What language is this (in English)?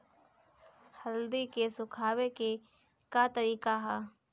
Bhojpuri